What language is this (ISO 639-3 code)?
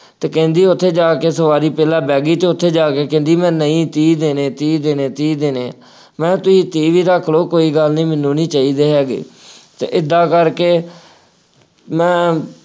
pan